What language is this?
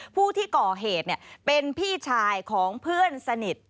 Thai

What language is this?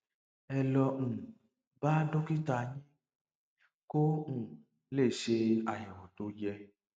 Yoruba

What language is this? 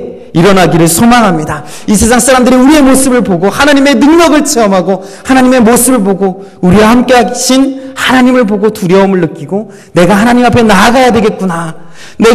Korean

